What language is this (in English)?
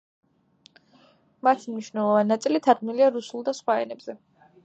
Georgian